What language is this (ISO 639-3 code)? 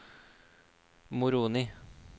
nor